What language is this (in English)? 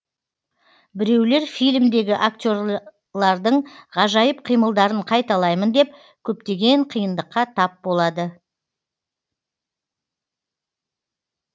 Kazakh